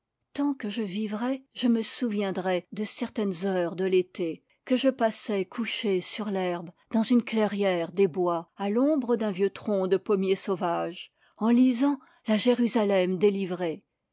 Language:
French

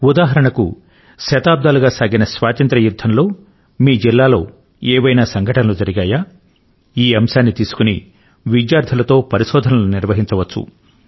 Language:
Telugu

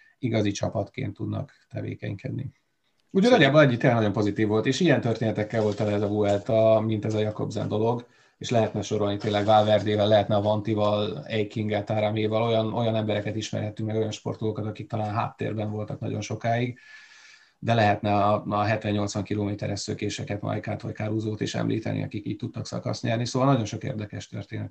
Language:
Hungarian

